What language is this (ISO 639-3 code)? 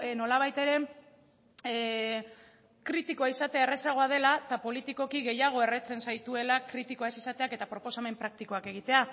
eus